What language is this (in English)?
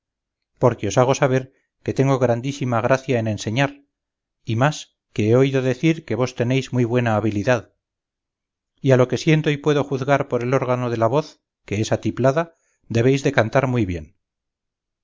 Spanish